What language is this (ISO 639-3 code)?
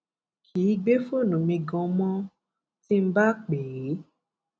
yor